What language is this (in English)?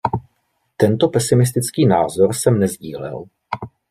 Czech